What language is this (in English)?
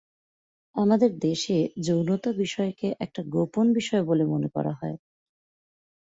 Bangla